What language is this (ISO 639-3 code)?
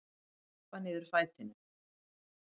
isl